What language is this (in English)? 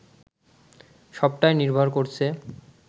Bangla